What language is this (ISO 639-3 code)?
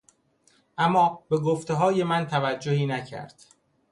fas